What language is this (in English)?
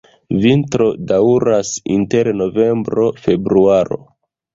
Esperanto